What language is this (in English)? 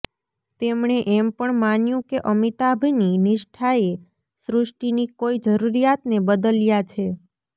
Gujarati